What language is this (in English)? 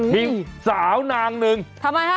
Thai